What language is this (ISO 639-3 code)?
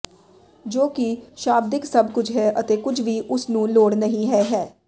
pan